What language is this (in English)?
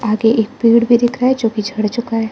Hindi